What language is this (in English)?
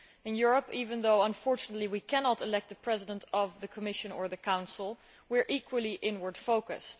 English